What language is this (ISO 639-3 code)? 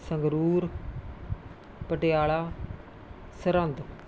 pan